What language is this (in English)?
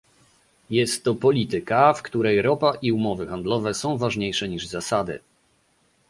Polish